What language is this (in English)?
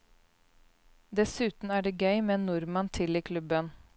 Norwegian